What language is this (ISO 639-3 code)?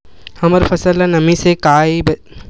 hne